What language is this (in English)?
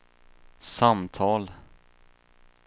Swedish